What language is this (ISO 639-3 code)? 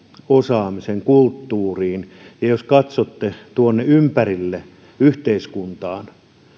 fin